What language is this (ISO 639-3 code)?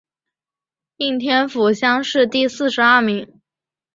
zho